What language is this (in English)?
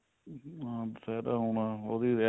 Punjabi